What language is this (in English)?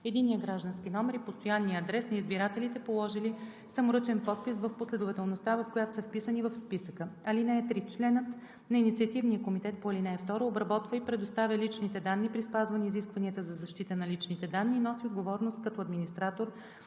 Bulgarian